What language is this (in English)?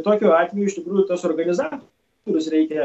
Lithuanian